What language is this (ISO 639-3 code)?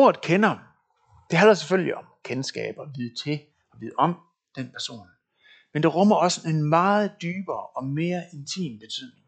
dan